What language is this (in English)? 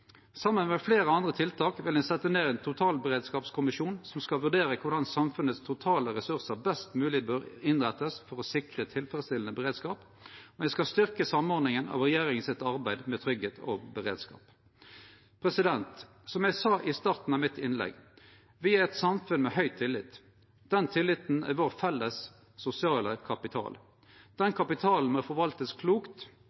Norwegian Nynorsk